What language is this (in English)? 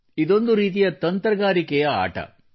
Kannada